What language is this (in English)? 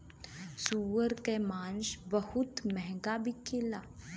Bhojpuri